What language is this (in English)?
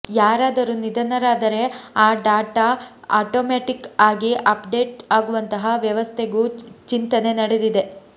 Kannada